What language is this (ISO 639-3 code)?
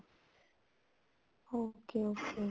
pan